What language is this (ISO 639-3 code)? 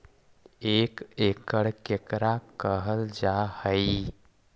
mag